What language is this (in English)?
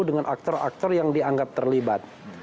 Indonesian